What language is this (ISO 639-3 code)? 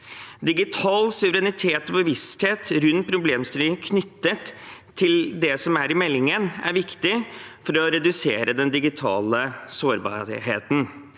nor